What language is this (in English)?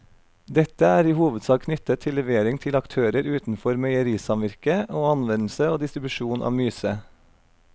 Norwegian